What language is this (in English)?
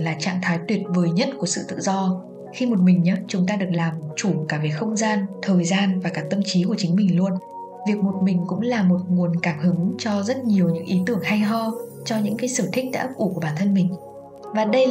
Vietnamese